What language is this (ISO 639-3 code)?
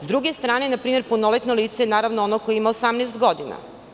srp